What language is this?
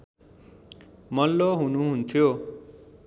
Nepali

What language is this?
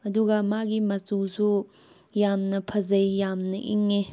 Manipuri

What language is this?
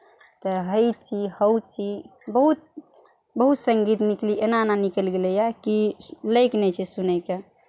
Maithili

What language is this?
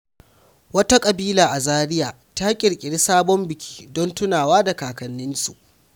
Hausa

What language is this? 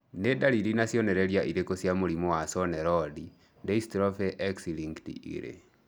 Kikuyu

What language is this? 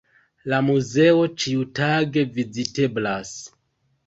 Esperanto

